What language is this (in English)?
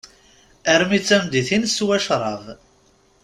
Kabyle